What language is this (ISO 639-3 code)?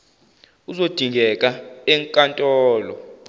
zul